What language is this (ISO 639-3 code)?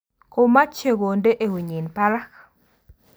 kln